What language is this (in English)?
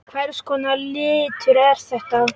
Icelandic